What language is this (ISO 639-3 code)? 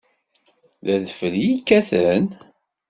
kab